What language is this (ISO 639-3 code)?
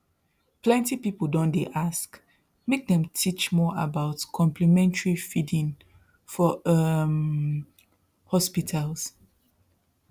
pcm